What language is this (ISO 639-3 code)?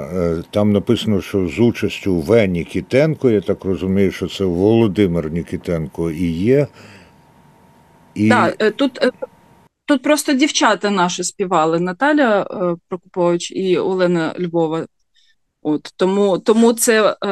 ukr